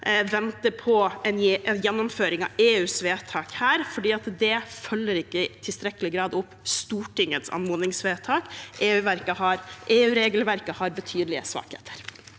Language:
Norwegian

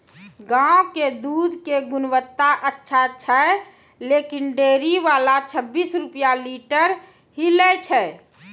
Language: Maithili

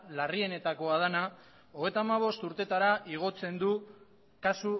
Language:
Basque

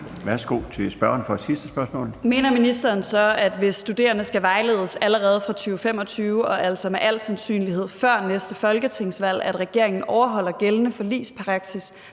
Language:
Danish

